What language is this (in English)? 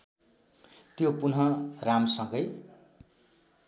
Nepali